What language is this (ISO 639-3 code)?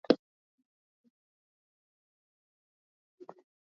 swa